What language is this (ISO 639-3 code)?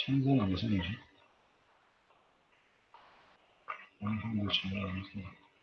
kor